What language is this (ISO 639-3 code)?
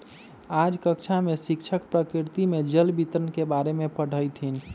mag